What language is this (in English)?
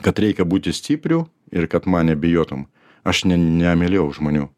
Lithuanian